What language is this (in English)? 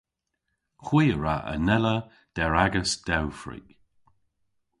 Cornish